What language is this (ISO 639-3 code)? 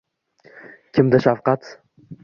uzb